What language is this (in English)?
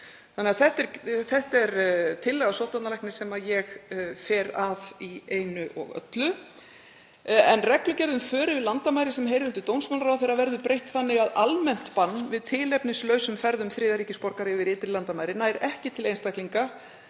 Icelandic